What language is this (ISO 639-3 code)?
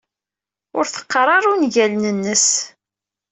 kab